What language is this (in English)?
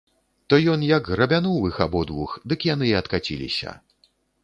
Belarusian